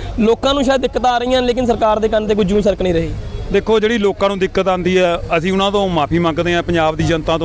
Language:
Hindi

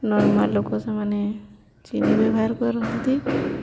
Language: Odia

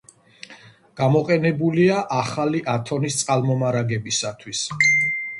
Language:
Georgian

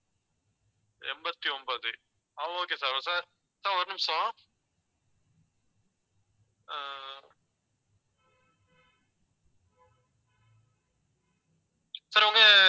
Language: Tamil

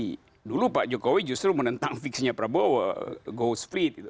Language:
Indonesian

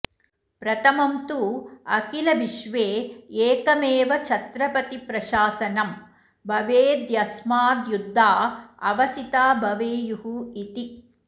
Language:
Sanskrit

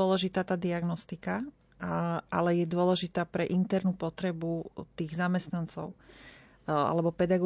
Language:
Slovak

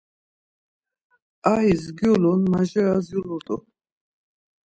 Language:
Laz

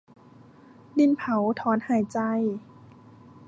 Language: Thai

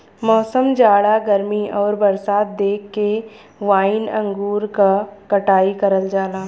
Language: Bhojpuri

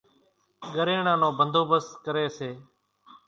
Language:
Kachi Koli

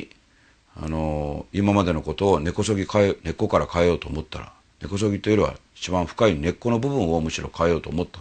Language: Japanese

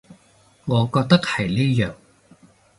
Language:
Cantonese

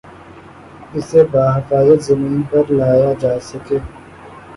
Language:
Urdu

